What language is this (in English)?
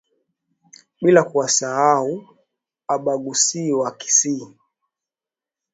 Swahili